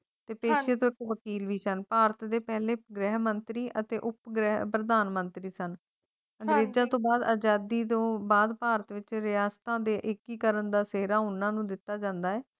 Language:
Punjabi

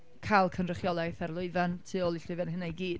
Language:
Welsh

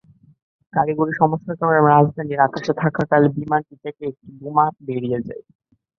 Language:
Bangla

